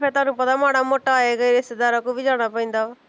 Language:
Punjabi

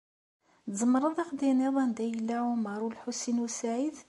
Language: Kabyle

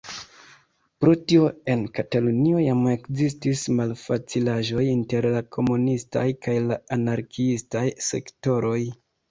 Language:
Esperanto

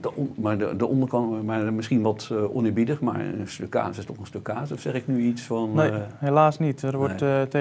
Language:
Dutch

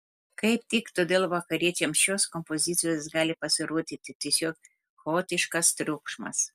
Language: Lithuanian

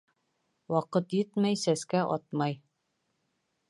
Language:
Bashkir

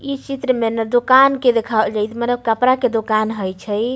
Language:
Maithili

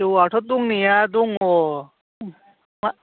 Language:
Bodo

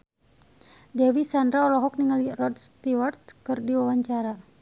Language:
Sundanese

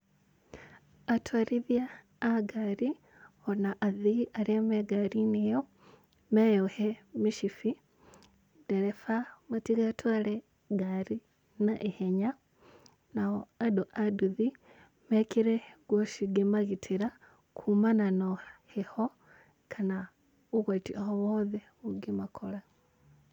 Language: Kikuyu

